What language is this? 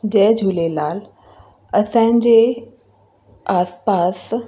Sindhi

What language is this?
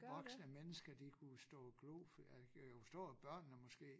Danish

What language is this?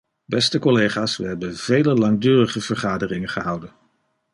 Dutch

